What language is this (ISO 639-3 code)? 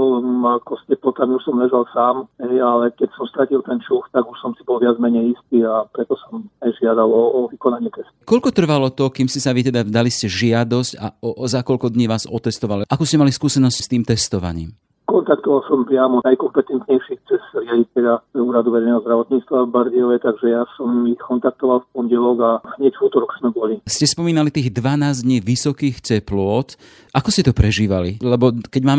slk